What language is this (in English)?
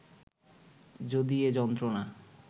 Bangla